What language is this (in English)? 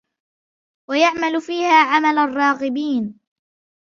Arabic